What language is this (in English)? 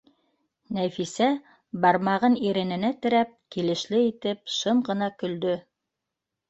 Bashkir